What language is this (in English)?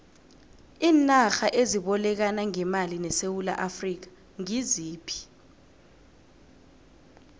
South Ndebele